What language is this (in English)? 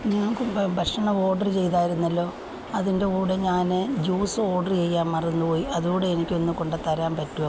Malayalam